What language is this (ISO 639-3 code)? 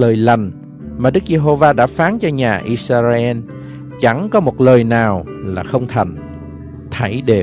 vie